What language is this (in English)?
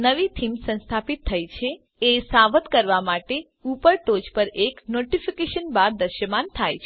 Gujarati